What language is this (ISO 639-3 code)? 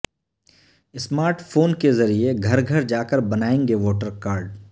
urd